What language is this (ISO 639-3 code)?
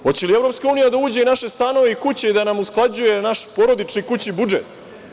srp